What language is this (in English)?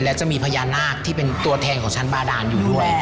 Thai